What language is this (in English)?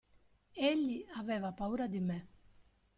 Italian